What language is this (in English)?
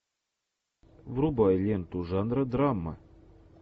Russian